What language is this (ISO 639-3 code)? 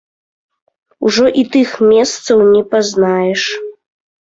bel